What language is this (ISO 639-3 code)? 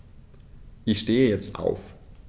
deu